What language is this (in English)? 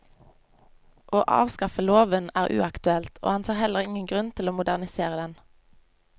Norwegian